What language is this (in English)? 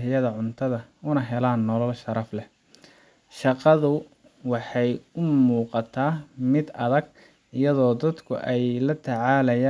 Somali